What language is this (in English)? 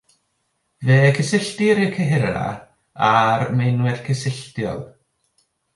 Welsh